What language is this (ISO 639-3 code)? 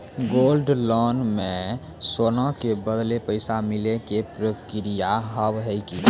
mai